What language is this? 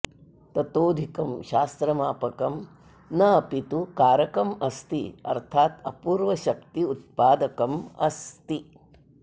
Sanskrit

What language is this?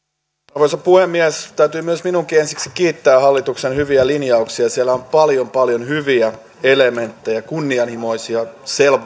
Finnish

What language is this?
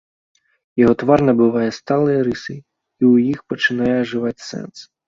Belarusian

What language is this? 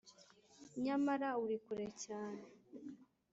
Kinyarwanda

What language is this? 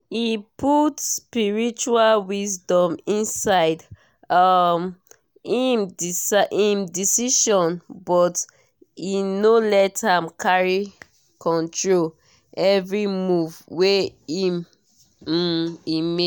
Nigerian Pidgin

